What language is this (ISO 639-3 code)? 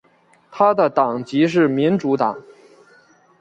zho